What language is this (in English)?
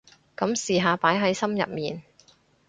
Cantonese